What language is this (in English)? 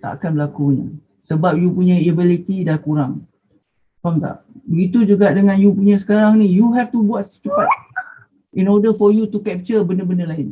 Malay